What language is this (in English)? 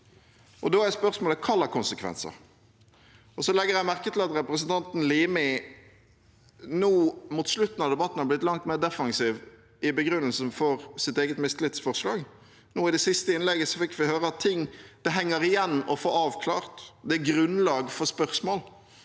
Norwegian